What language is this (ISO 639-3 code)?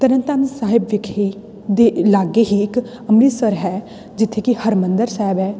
pan